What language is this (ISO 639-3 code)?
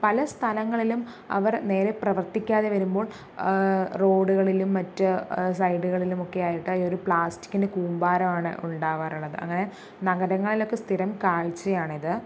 mal